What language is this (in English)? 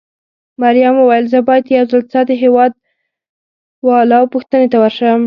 Pashto